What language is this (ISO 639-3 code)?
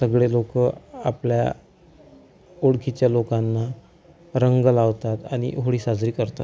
mar